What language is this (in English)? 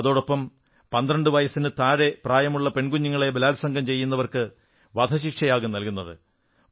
Malayalam